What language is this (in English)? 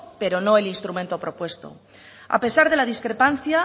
Spanish